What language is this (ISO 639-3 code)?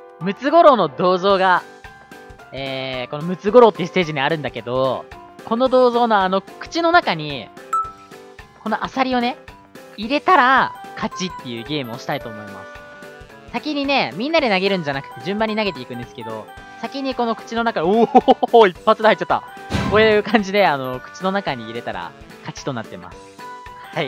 jpn